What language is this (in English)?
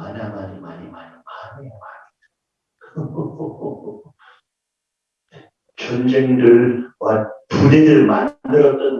Korean